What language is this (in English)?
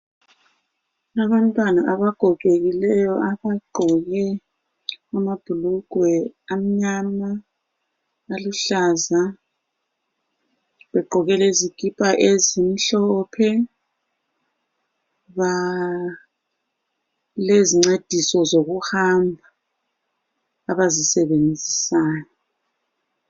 North Ndebele